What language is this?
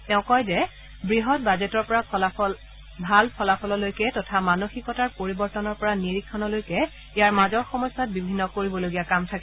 Assamese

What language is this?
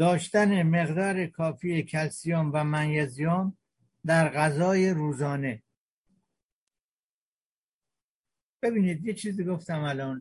Persian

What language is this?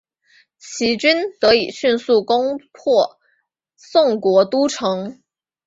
Chinese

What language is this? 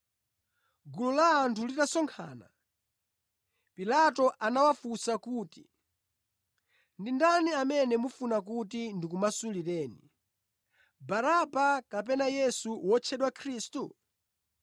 Nyanja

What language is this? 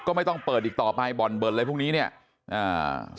Thai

